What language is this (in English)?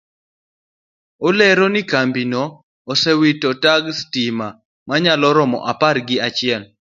Luo (Kenya and Tanzania)